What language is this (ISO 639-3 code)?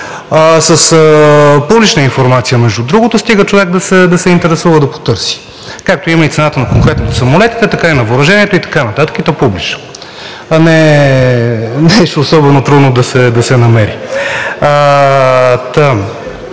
bul